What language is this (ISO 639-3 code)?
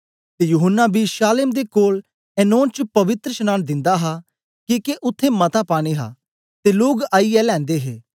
doi